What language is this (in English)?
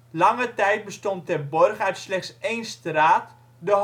Dutch